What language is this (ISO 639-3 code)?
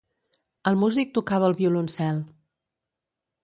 cat